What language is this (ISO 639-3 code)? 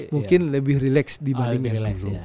ind